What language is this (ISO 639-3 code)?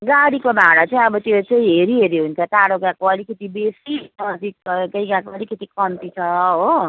nep